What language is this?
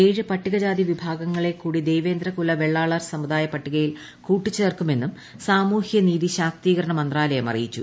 Malayalam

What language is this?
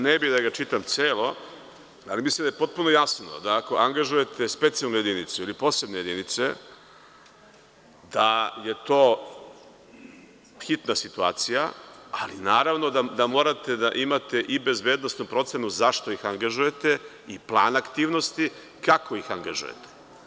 Serbian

